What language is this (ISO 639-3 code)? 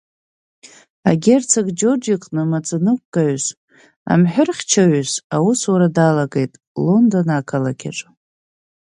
abk